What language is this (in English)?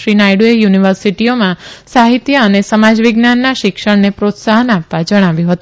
Gujarati